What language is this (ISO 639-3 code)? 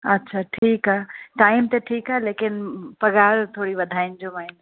snd